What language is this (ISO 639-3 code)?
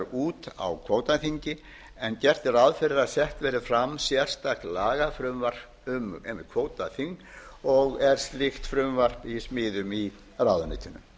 isl